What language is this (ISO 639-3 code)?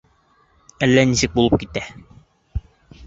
bak